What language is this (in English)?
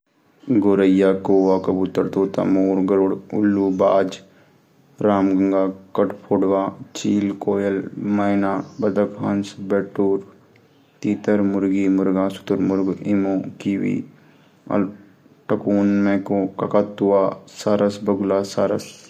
Garhwali